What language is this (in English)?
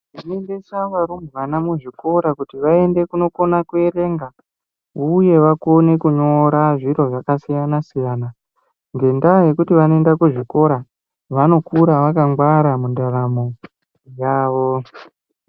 Ndau